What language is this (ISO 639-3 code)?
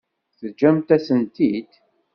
kab